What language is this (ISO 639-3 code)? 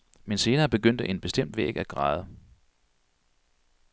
dan